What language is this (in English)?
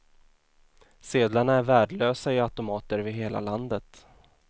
Swedish